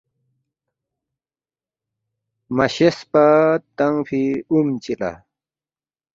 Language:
Balti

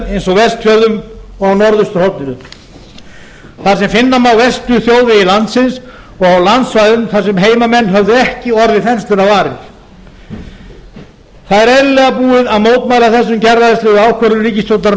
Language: Icelandic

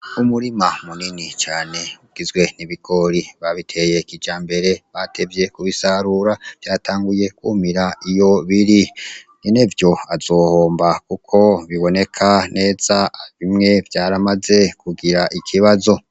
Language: Rundi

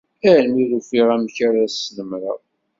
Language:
Kabyle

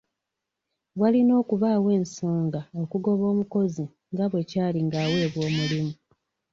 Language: Ganda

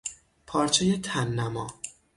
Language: Persian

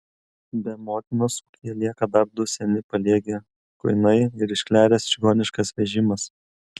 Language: Lithuanian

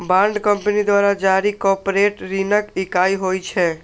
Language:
Maithili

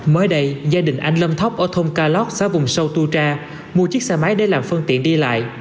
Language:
Vietnamese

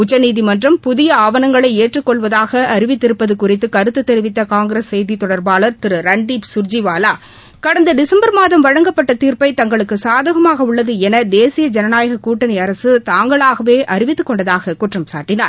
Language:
Tamil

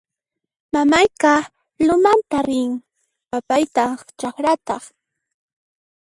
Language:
Puno Quechua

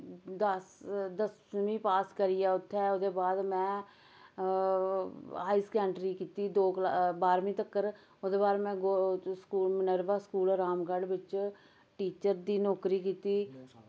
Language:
Dogri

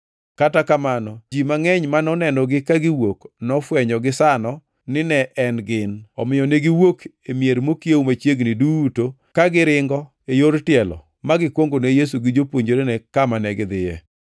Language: Luo (Kenya and Tanzania)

